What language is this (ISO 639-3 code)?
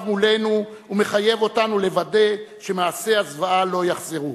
heb